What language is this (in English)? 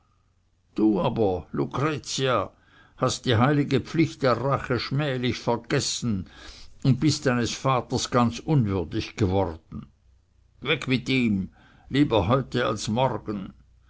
German